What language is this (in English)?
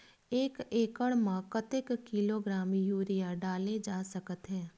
Chhattisgarhi